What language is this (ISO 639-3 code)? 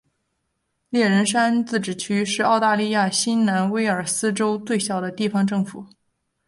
zho